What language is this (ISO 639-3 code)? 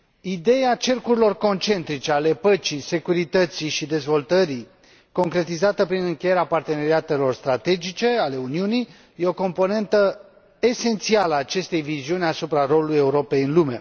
ron